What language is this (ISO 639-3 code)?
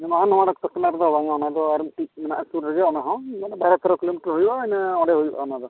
sat